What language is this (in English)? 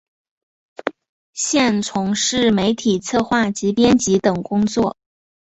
Chinese